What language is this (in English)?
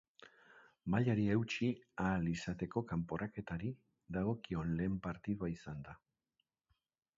Basque